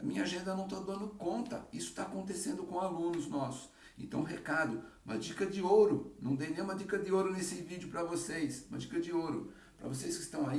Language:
Portuguese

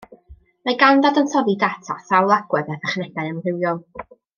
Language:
Welsh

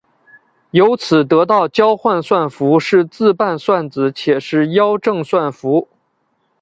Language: Chinese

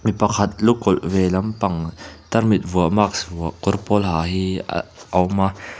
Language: Mizo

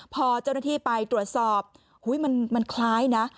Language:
Thai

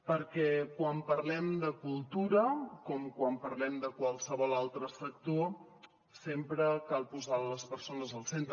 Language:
Catalan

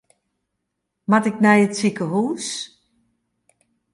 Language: Western Frisian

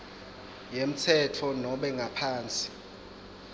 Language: Swati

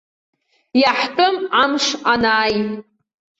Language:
Abkhazian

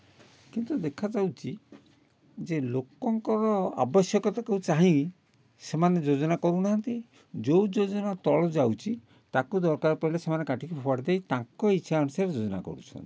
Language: Odia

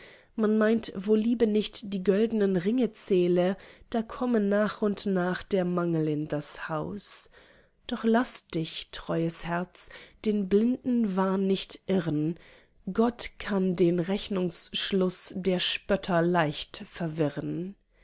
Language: German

